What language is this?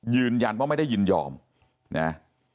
Thai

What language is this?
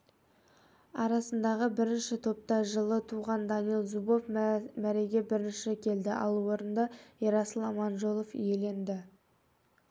Kazakh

